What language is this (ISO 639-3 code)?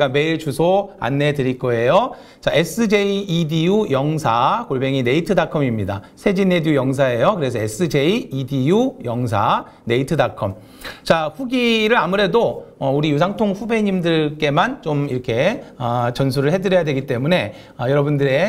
kor